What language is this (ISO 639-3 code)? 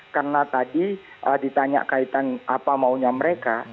ind